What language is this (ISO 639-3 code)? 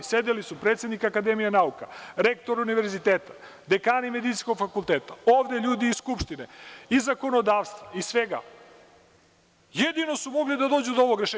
srp